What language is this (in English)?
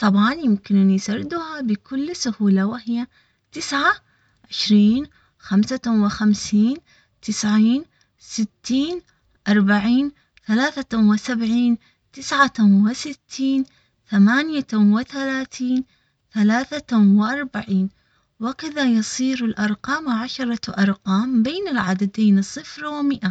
Omani Arabic